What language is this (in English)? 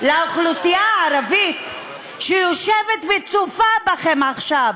Hebrew